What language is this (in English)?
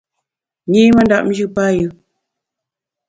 Bamun